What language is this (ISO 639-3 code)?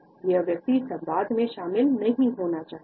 hin